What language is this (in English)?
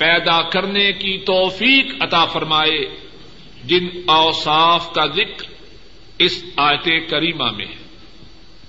Urdu